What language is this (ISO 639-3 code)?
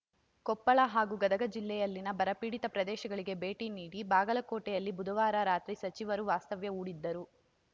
kan